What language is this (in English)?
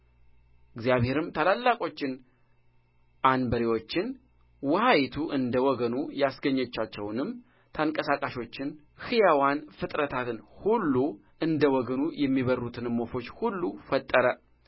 Amharic